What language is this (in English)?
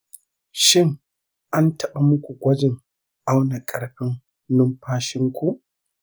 Hausa